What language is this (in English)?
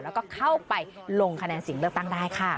Thai